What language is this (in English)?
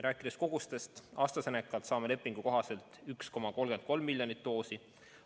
Estonian